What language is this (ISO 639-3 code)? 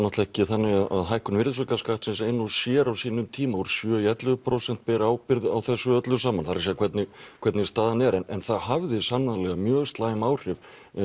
isl